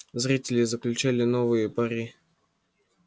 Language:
Russian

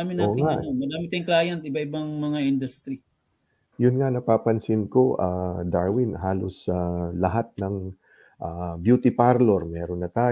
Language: Filipino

